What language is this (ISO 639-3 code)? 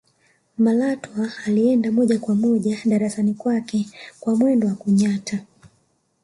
swa